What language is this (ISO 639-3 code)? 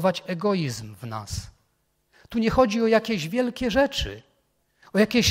pol